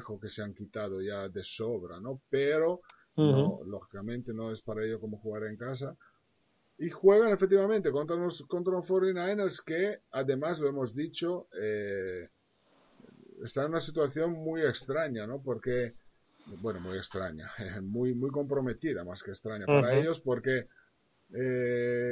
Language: Spanish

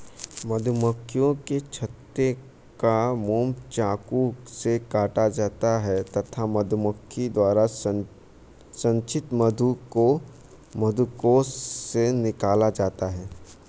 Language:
Hindi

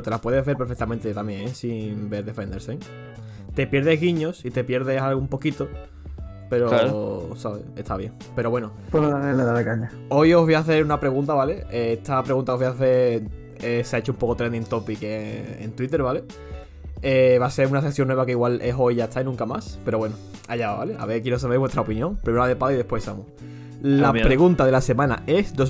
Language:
Spanish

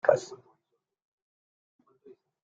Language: Spanish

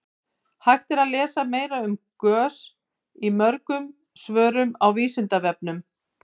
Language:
Icelandic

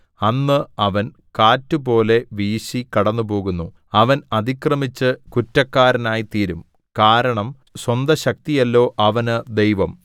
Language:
Malayalam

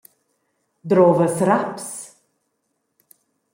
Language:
Romansh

